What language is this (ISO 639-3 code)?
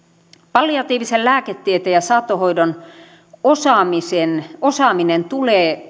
fin